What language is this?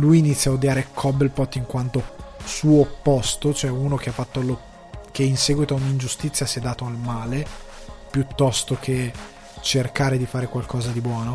Italian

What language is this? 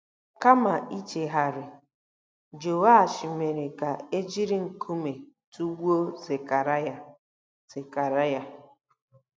Igbo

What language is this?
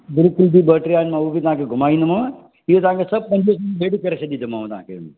Sindhi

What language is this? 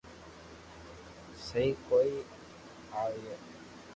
Loarki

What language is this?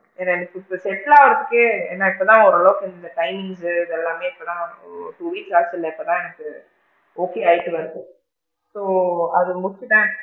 Tamil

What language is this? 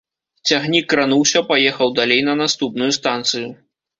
Belarusian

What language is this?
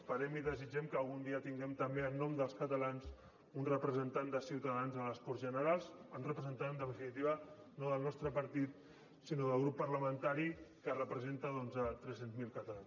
Catalan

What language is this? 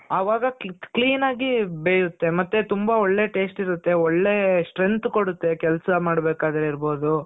Kannada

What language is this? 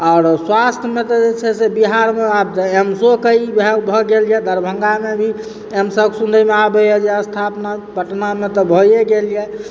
Maithili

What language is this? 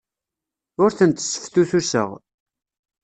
Kabyle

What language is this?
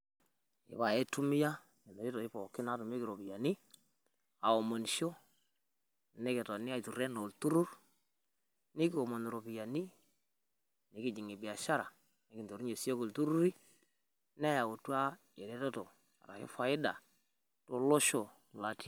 Masai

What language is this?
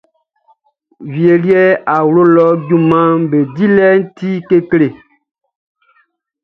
Baoulé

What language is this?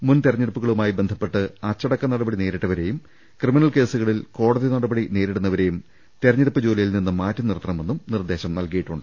Malayalam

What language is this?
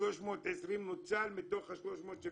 Hebrew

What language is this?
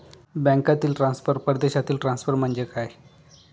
Marathi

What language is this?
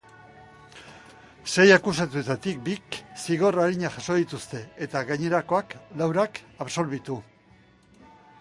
Basque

